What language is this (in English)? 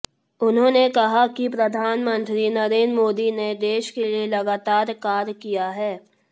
Hindi